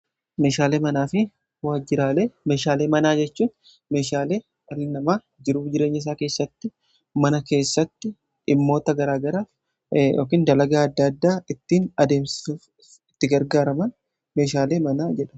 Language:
Oromo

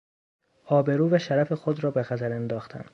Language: Persian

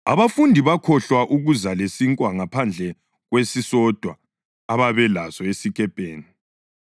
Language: North Ndebele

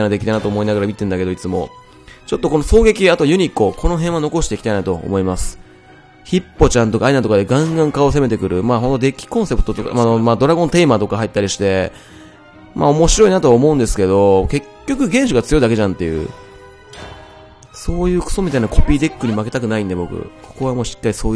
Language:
Japanese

